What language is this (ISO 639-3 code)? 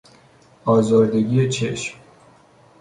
fas